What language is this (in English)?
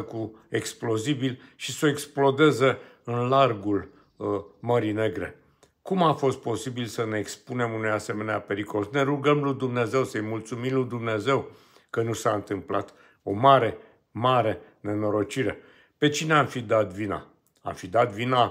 Romanian